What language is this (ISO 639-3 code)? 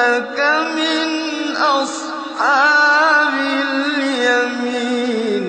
ara